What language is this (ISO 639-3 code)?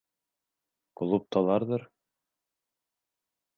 bak